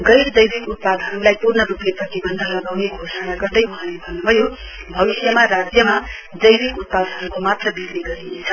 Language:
Nepali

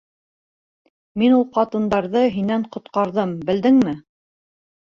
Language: Bashkir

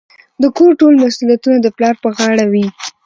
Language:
Pashto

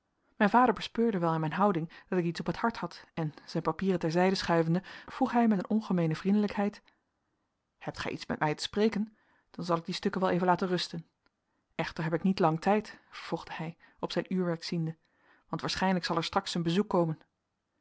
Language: Dutch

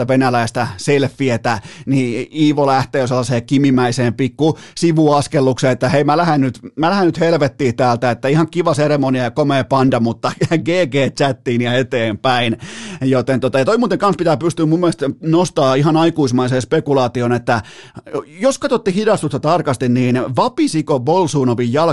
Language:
Finnish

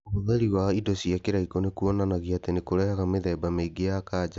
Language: Kikuyu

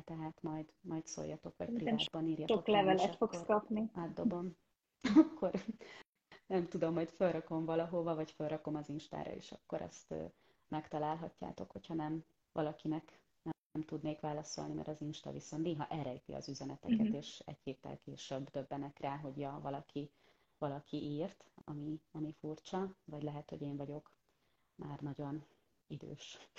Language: Hungarian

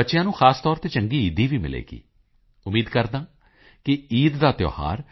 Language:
Punjabi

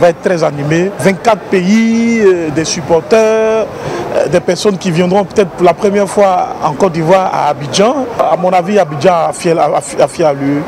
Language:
French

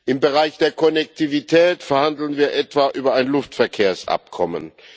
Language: German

